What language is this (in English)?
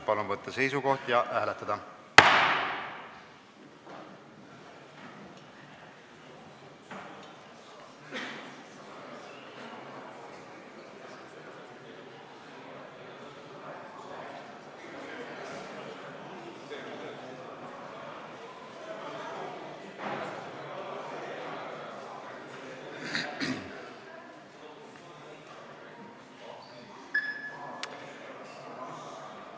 Estonian